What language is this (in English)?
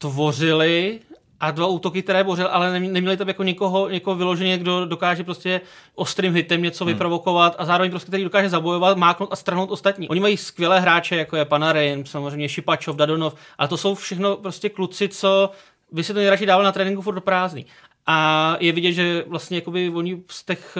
Czech